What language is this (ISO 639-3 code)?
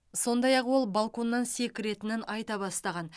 kaz